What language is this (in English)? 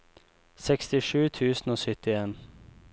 Norwegian